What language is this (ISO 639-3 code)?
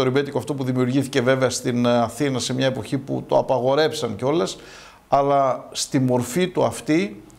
ell